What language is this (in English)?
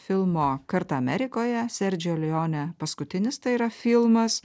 Lithuanian